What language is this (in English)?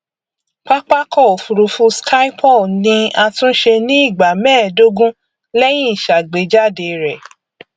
Yoruba